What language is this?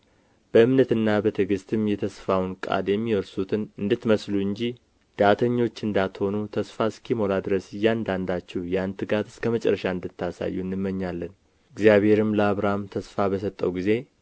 Amharic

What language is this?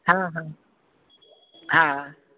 Sindhi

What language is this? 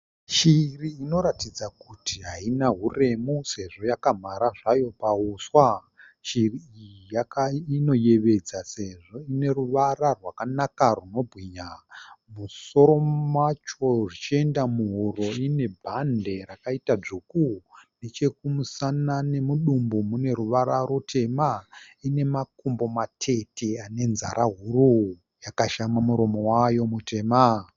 Shona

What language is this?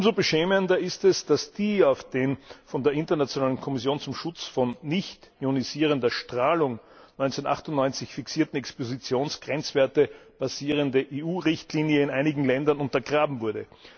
German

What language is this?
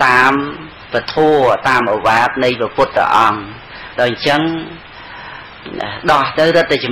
Vietnamese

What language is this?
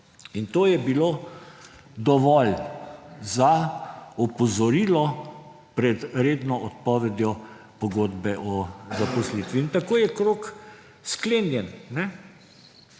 Slovenian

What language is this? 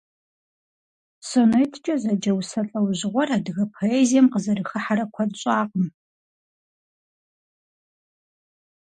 Kabardian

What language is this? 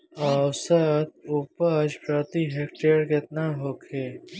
Bhojpuri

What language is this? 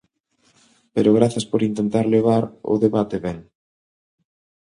Galician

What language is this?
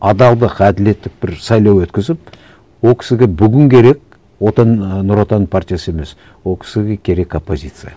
Kazakh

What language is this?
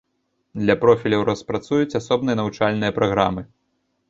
Belarusian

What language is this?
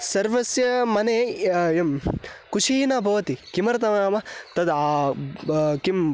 Sanskrit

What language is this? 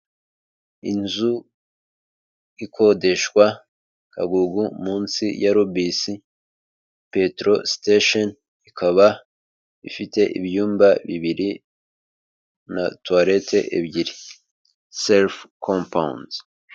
Kinyarwanda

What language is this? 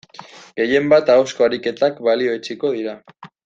Basque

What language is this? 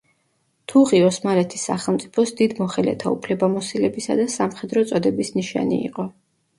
Georgian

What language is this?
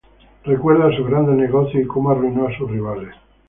Spanish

